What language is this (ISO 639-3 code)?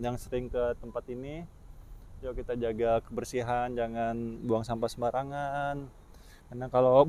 ind